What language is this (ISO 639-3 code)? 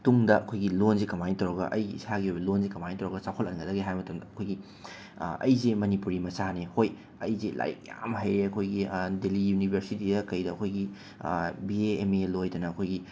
mni